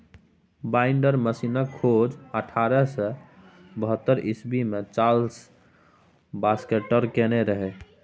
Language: Maithili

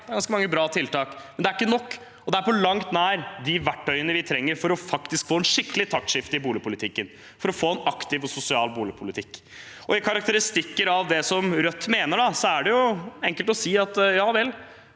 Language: Norwegian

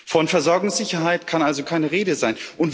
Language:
German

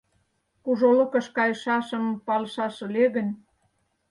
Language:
Mari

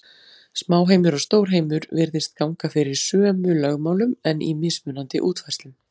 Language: Icelandic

